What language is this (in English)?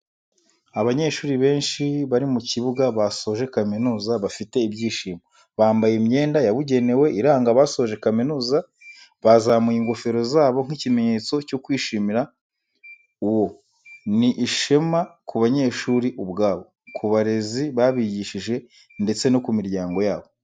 Kinyarwanda